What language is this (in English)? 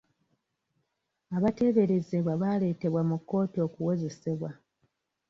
Ganda